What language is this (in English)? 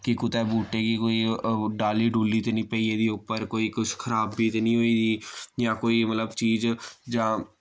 Dogri